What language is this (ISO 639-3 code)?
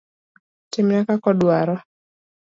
luo